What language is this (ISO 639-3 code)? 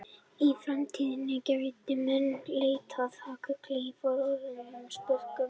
isl